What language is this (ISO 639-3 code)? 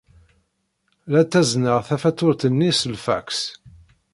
kab